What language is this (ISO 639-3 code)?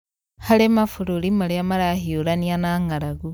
kik